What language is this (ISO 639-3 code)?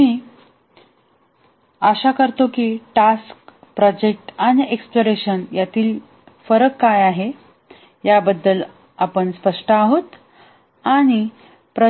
mar